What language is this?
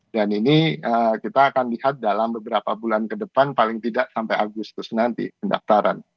Indonesian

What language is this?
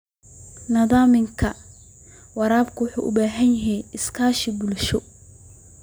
Somali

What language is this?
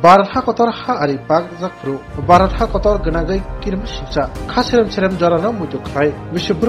Arabic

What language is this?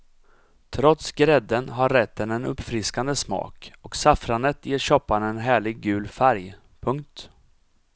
Swedish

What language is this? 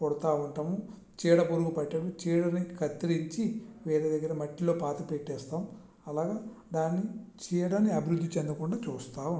Telugu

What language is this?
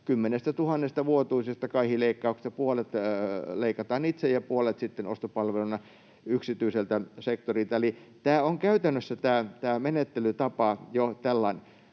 Finnish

